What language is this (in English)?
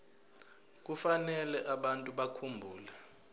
Zulu